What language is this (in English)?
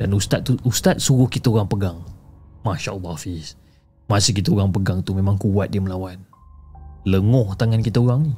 Malay